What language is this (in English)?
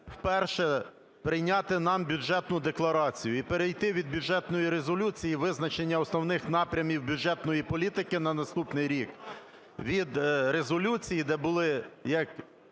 Ukrainian